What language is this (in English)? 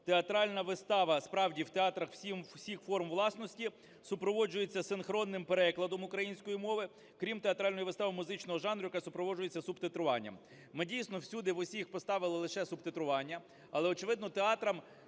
Ukrainian